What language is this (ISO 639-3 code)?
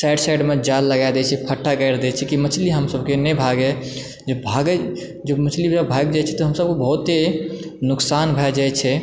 mai